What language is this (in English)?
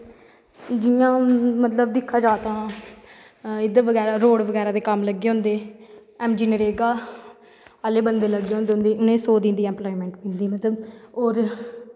Dogri